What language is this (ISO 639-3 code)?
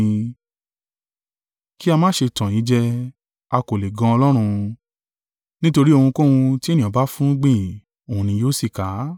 yor